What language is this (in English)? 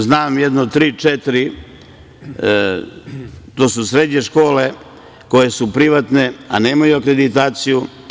Serbian